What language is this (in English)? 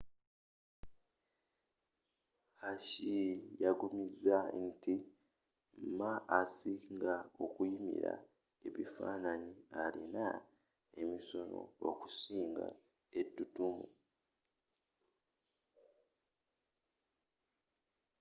Ganda